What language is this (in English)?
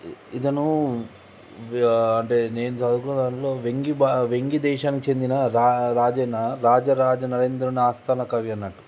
Telugu